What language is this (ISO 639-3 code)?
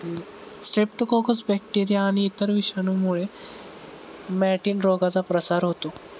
mar